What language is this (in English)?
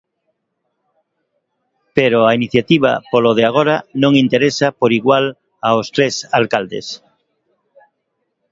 Galician